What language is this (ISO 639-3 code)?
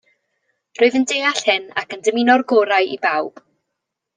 cym